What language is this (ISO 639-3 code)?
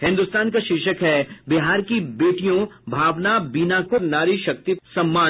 hin